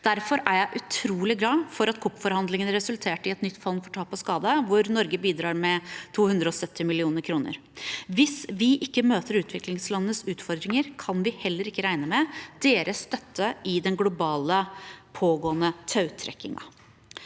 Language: Norwegian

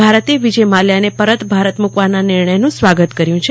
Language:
Gujarati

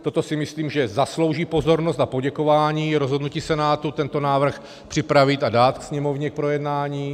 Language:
Czech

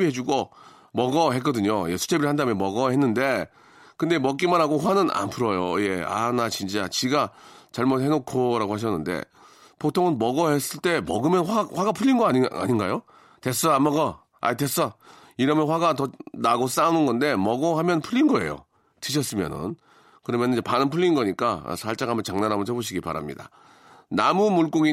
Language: Korean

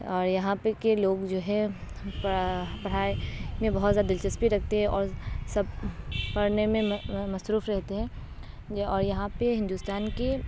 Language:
Urdu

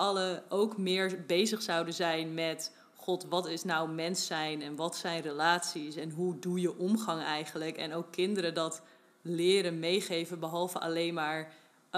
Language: Dutch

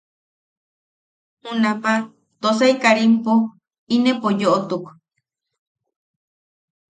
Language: Yaqui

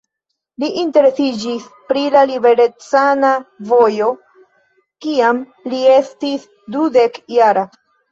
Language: Esperanto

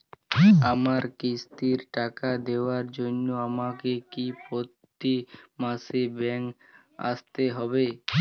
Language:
Bangla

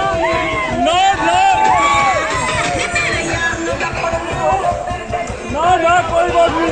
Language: Punjabi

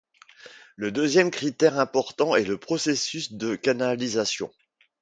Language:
French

